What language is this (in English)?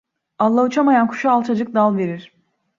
Turkish